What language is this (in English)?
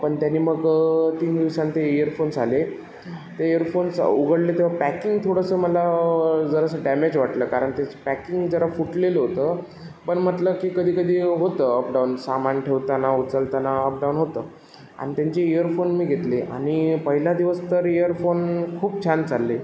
Marathi